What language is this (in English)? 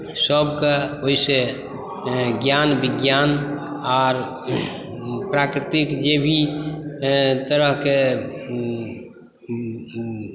Maithili